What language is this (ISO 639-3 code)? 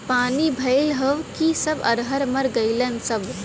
bho